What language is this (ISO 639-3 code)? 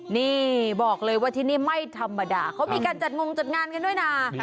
tha